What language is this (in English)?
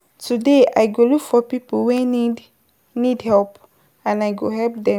Nigerian Pidgin